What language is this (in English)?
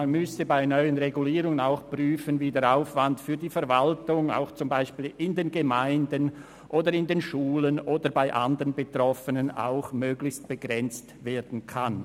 Swiss German